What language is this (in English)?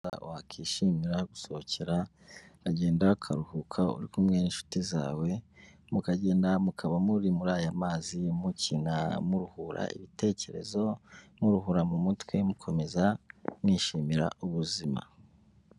Kinyarwanda